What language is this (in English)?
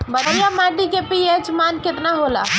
Bhojpuri